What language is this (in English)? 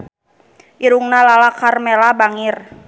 Sundanese